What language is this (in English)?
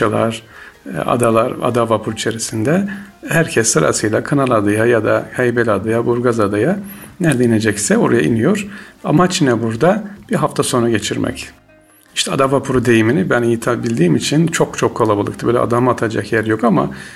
Turkish